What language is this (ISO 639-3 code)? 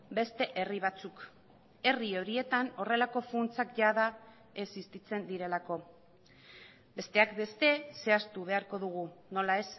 eus